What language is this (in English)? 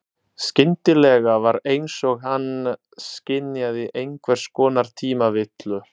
Icelandic